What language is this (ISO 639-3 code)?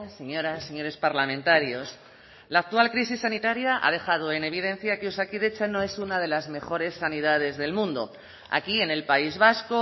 spa